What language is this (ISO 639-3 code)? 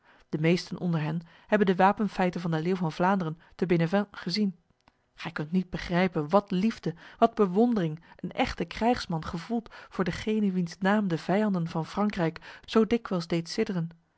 nld